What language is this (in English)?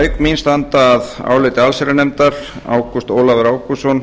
Icelandic